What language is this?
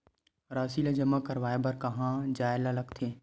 Chhattisgarhi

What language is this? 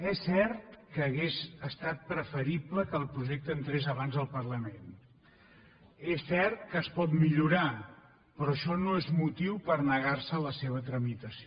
Catalan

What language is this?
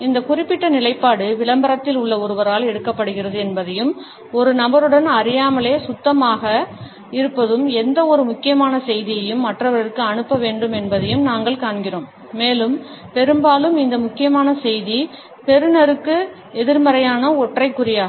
Tamil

